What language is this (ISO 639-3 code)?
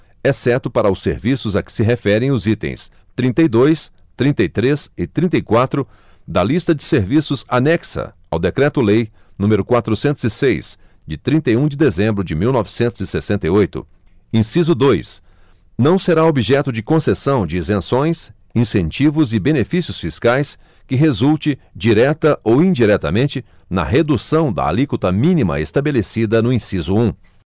por